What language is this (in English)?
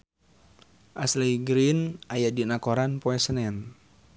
Sundanese